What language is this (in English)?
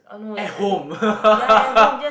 English